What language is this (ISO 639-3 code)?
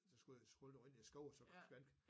dan